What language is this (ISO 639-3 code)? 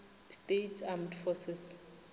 nso